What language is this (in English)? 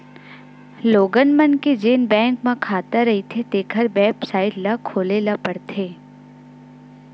Chhattisgarhi